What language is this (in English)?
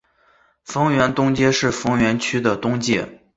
Chinese